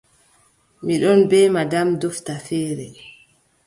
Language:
Adamawa Fulfulde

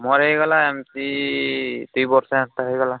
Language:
Odia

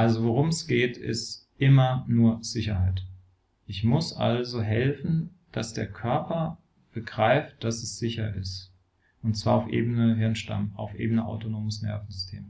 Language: German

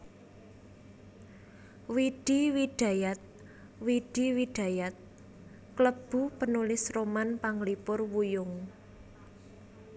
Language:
Javanese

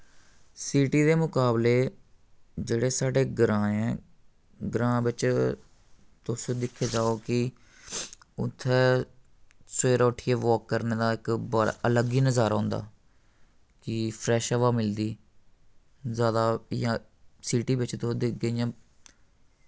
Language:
Dogri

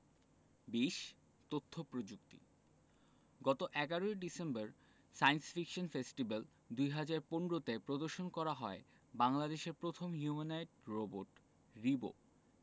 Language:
Bangla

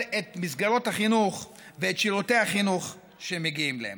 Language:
Hebrew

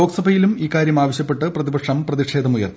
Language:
Malayalam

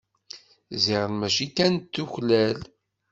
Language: Kabyle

